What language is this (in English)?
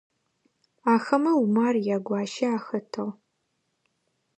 Adyghe